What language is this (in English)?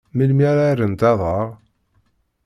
Kabyle